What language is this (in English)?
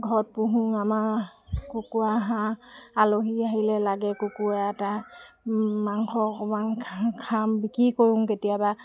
Assamese